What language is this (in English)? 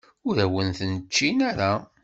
Kabyle